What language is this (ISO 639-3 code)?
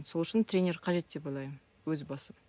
kaz